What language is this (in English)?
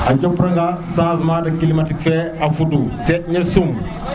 Serer